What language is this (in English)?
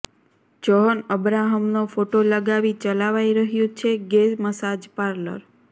Gujarati